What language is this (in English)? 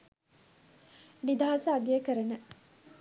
Sinhala